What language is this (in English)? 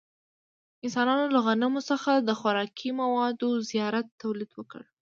Pashto